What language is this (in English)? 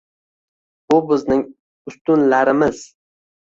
Uzbek